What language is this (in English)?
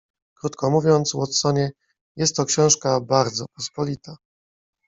Polish